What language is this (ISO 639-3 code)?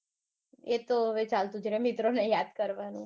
guj